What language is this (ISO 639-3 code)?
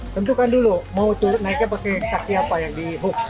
ind